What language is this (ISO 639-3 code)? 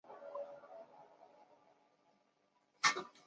zho